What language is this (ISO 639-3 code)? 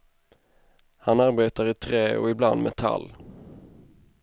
swe